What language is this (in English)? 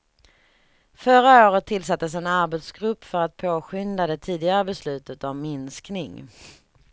Swedish